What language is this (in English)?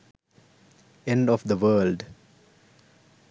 Sinhala